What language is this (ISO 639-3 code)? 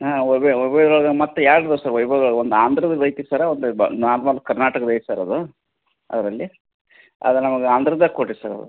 kan